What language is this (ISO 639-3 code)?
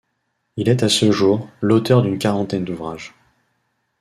fra